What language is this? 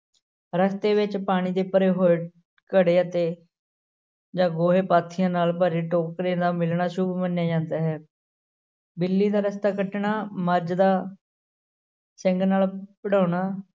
Punjabi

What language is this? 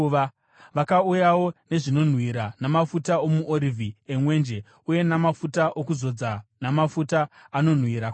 Shona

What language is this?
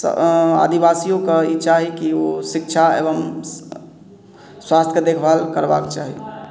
Maithili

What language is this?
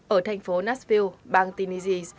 Vietnamese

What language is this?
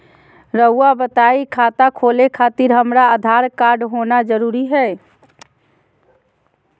Magahi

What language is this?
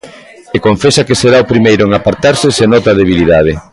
Galician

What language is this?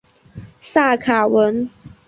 Chinese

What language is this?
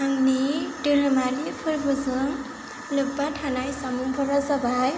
Bodo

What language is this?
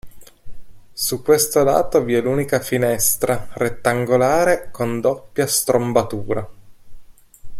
Italian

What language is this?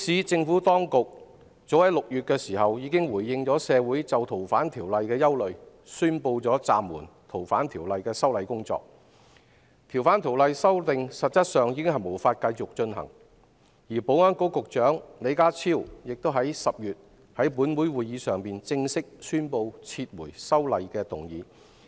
Cantonese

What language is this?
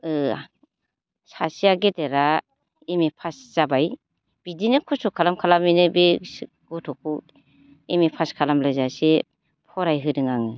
Bodo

